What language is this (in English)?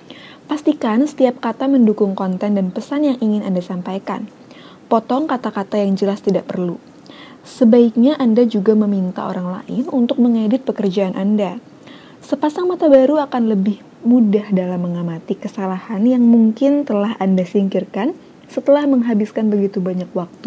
Indonesian